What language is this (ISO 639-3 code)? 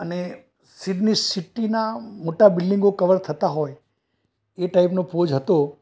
guj